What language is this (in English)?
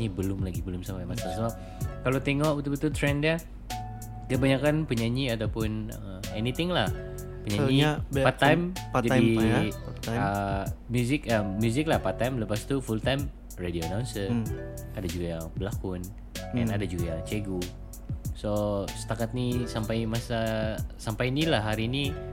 Malay